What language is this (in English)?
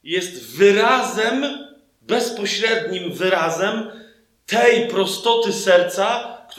Polish